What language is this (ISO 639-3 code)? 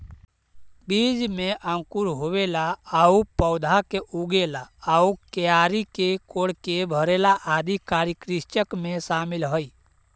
mag